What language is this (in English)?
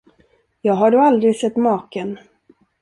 Swedish